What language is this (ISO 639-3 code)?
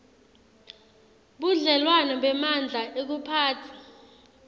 ssw